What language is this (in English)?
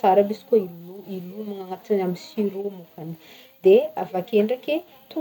Northern Betsimisaraka Malagasy